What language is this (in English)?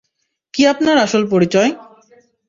Bangla